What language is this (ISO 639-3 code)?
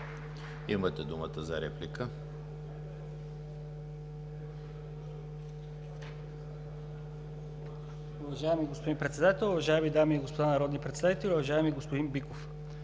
bul